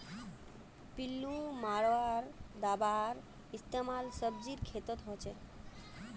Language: Magahi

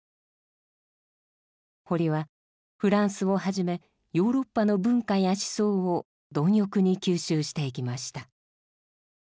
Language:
Japanese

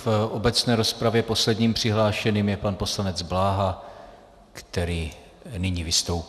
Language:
Czech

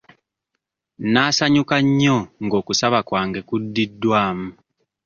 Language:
Ganda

